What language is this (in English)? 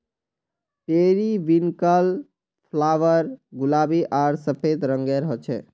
Magahi